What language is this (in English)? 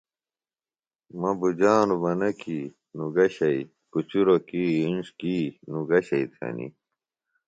Phalura